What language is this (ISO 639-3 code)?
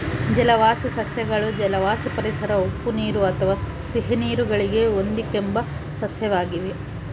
kan